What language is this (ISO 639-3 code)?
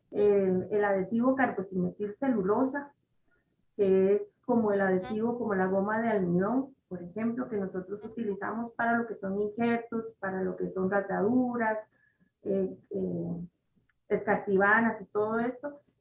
spa